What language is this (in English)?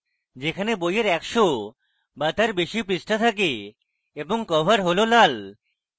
Bangla